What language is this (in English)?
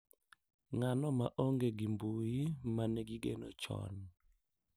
Luo (Kenya and Tanzania)